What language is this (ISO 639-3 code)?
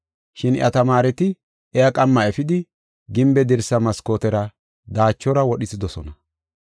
gof